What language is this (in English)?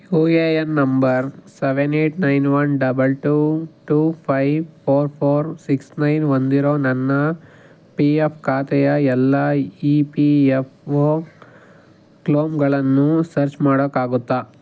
Kannada